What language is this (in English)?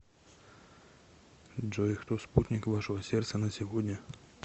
Russian